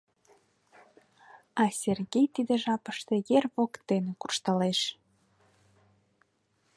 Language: Mari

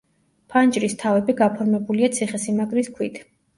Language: Georgian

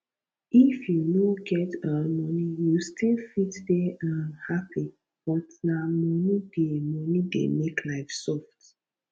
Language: Nigerian Pidgin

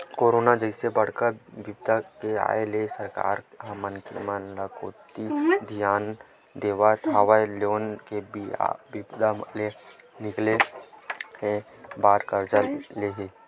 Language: Chhattisgarhi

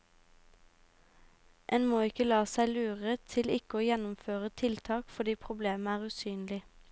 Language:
Norwegian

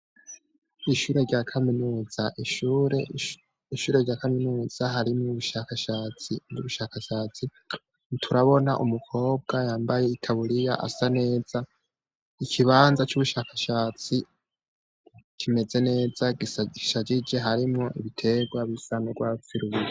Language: Rundi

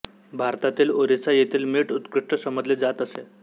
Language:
Marathi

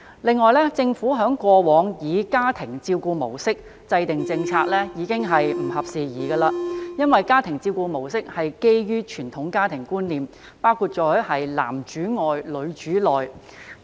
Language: Cantonese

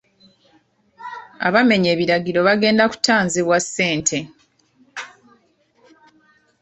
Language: Ganda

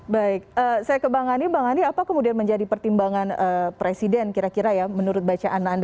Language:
Indonesian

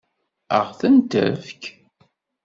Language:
Kabyle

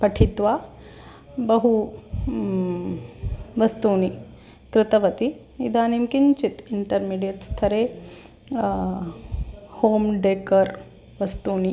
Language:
Sanskrit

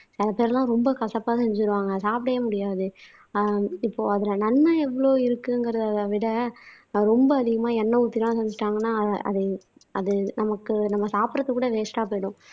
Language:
Tamil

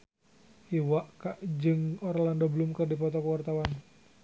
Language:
Sundanese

